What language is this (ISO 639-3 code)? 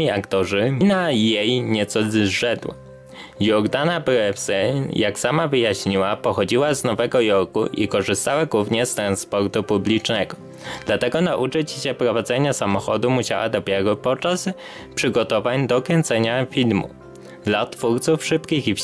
pol